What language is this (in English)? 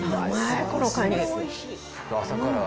Japanese